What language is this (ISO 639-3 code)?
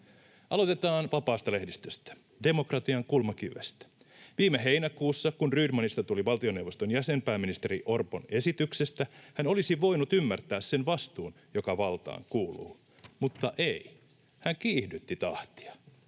fin